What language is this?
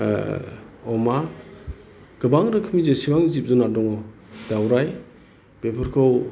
Bodo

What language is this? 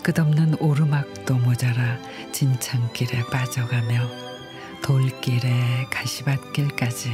Korean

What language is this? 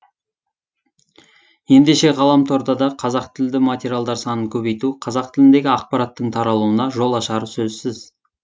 Kazakh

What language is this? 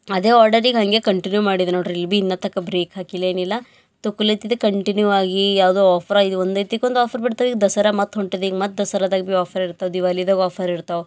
Kannada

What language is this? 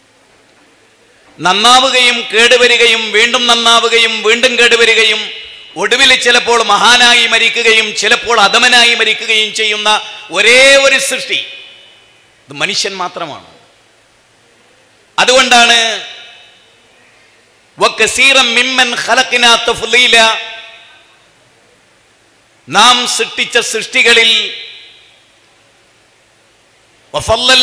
Arabic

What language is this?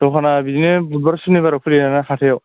Bodo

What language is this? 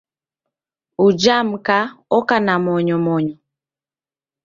Taita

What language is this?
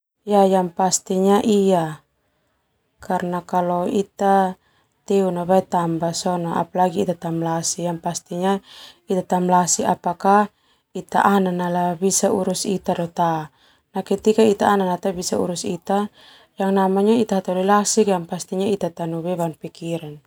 Termanu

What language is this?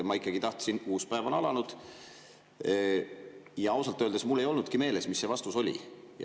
Estonian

